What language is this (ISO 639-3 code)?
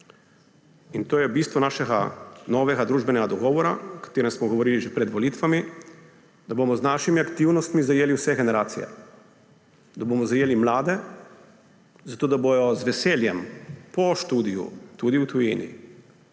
slv